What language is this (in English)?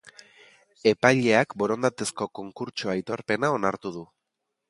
Basque